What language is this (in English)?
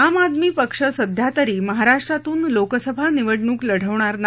Marathi